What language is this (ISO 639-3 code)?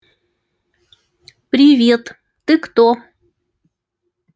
rus